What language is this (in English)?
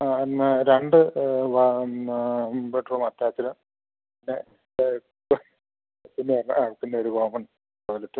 Malayalam